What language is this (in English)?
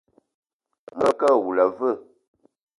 Eton (Cameroon)